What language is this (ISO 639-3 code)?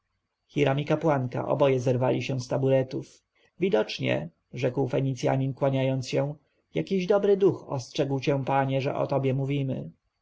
pol